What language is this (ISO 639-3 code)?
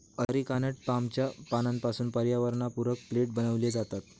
mar